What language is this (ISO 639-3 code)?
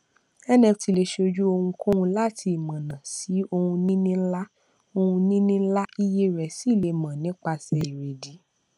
yor